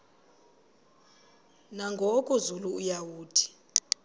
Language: Xhosa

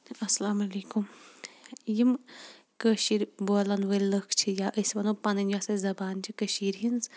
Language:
Kashmiri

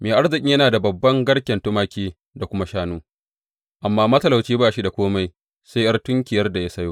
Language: Hausa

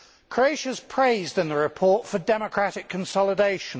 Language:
English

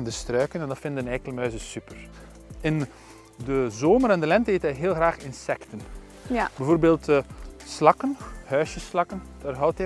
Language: Dutch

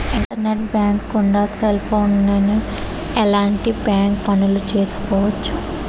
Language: Telugu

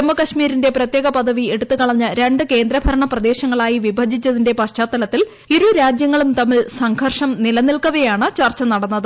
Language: Malayalam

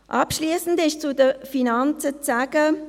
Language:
Swiss German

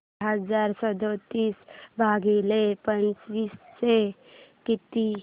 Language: Marathi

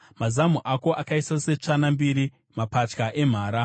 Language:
Shona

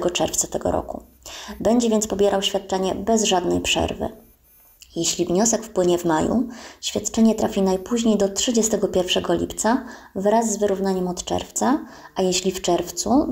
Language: Polish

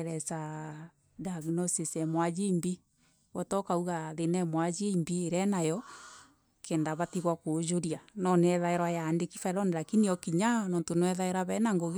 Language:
Meru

